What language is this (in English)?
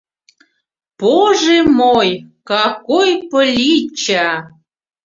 Mari